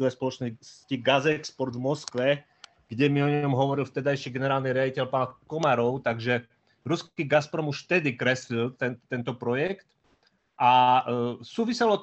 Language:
Slovak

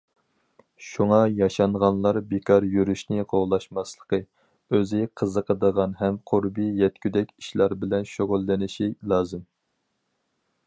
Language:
Uyghur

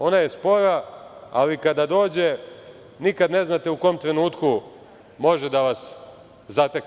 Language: Serbian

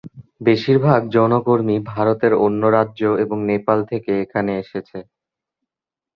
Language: Bangla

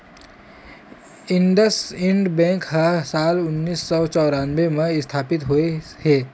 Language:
Chhattisgarhi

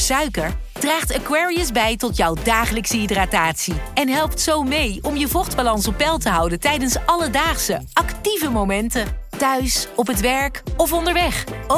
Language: Dutch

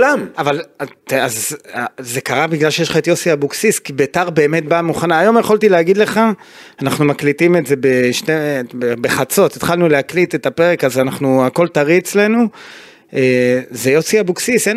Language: Hebrew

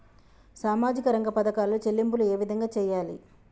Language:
Telugu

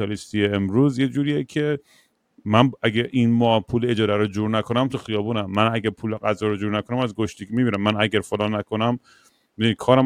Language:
Persian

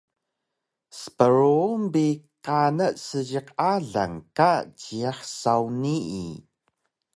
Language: Taroko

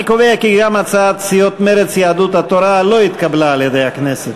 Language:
Hebrew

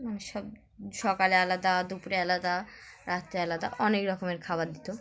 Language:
Bangla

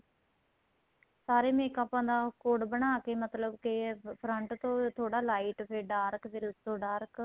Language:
Punjabi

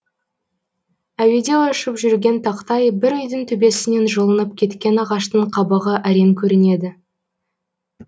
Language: Kazakh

